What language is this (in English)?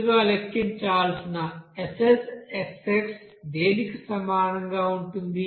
Telugu